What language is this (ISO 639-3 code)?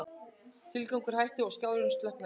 isl